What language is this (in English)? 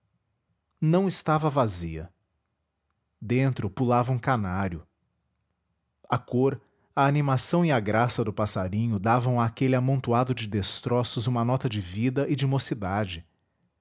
Portuguese